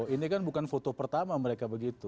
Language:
Indonesian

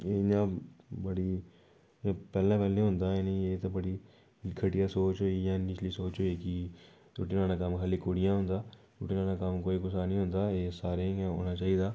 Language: Dogri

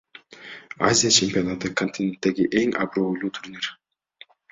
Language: Kyrgyz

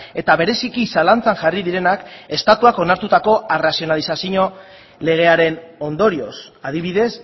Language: Basque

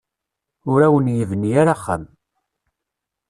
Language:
Kabyle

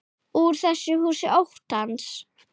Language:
Icelandic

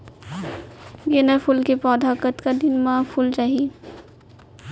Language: Chhattisgarhi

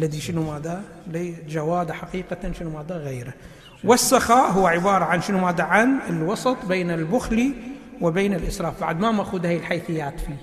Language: Arabic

